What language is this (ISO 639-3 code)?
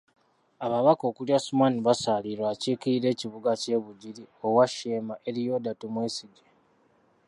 lug